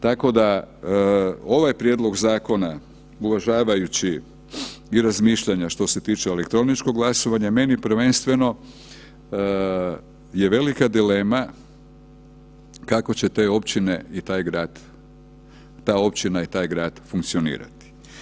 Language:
Croatian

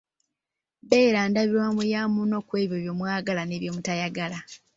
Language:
Ganda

